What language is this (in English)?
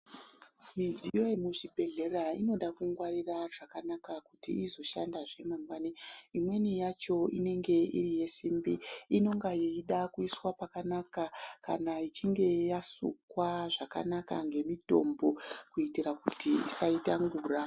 Ndau